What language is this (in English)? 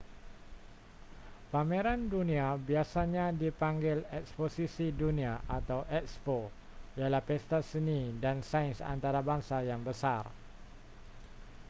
Malay